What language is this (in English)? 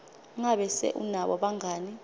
Swati